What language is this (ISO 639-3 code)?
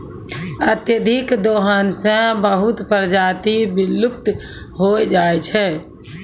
mai